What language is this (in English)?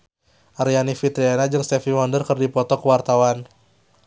Sundanese